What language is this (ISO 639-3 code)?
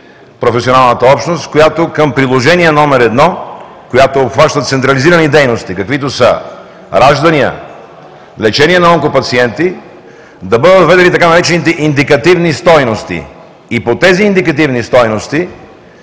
bul